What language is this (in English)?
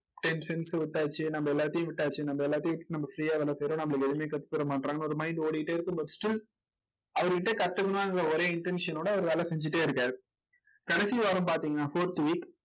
Tamil